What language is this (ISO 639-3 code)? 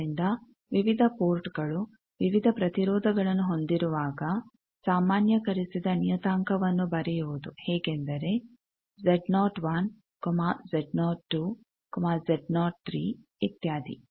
kan